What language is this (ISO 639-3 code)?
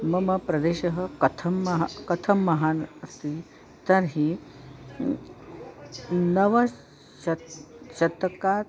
san